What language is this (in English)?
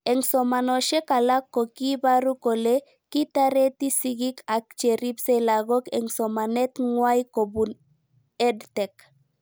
Kalenjin